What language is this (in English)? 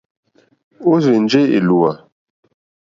Mokpwe